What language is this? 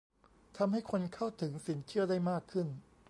Thai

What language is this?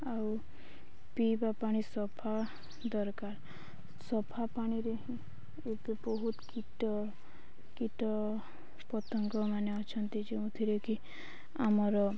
Odia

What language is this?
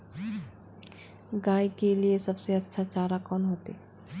Magahi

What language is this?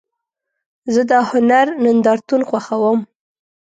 Pashto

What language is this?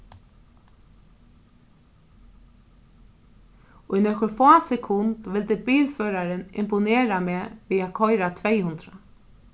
Faroese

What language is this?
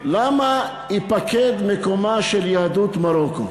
Hebrew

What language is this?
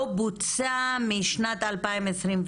Hebrew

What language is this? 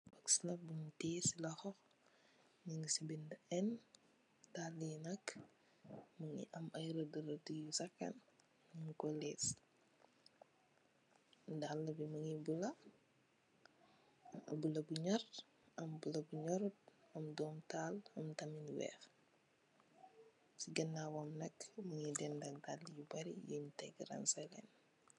Wolof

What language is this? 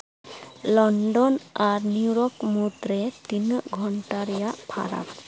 Santali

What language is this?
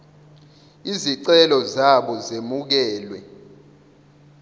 Zulu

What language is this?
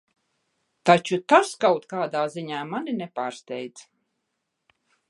Latvian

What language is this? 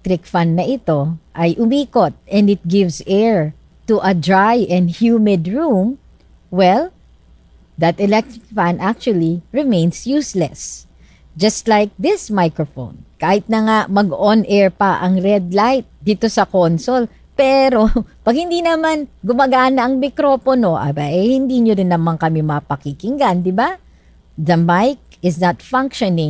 Filipino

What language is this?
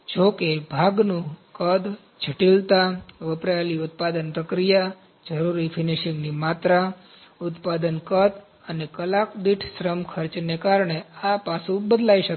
Gujarati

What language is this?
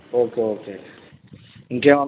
Telugu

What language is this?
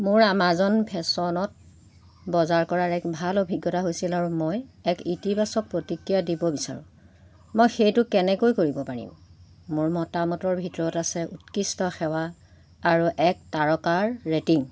Assamese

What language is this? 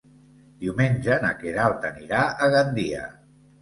Catalan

